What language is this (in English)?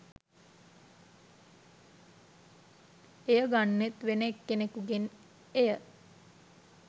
Sinhala